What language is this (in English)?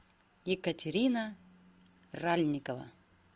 Russian